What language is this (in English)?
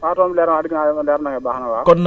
Wolof